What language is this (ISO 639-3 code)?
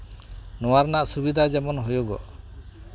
sat